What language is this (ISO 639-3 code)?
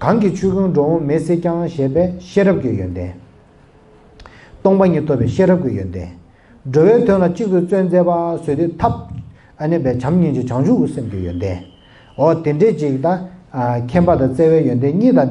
kor